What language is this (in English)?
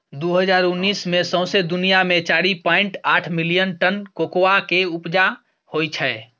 Maithili